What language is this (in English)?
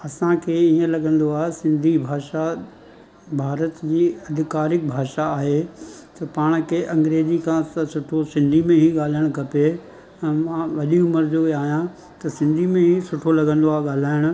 Sindhi